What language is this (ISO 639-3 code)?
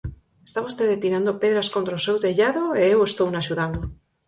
glg